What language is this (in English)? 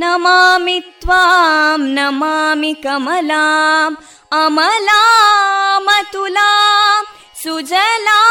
Kannada